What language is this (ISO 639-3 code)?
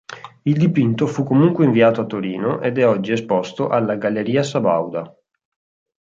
ita